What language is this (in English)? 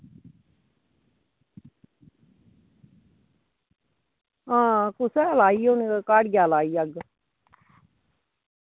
Dogri